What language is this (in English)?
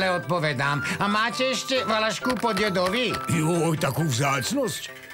Slovak